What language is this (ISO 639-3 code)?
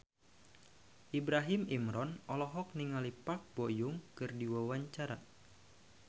sun